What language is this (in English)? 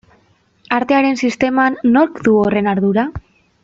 Basque